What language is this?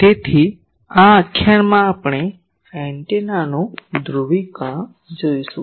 Gujarati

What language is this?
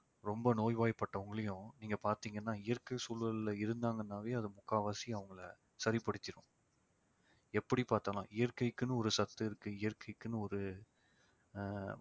Tamil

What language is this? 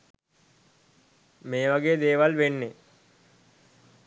Sinhala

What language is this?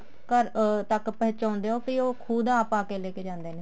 Punjabi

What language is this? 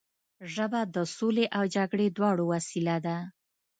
Pashto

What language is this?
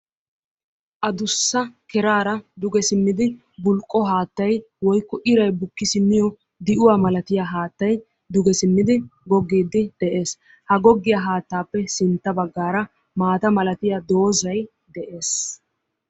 Wolaytta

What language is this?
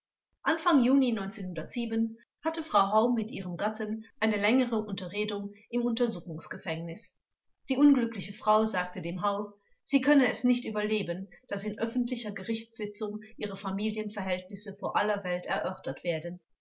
German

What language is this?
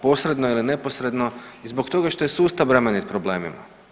Croatian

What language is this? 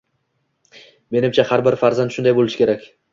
Uzbek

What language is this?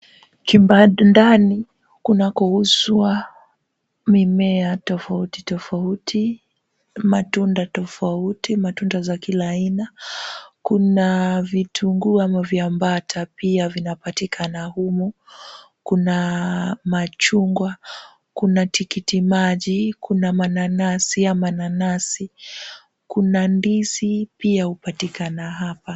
Swahili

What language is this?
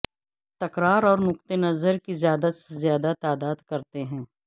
Urdu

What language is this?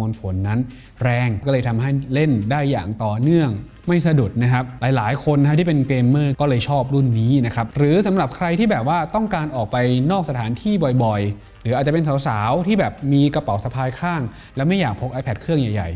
Thai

